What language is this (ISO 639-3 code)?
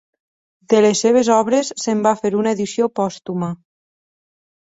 cat